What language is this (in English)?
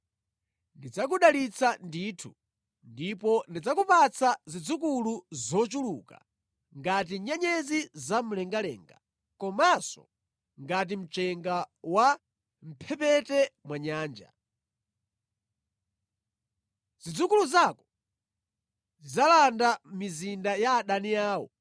Nyanja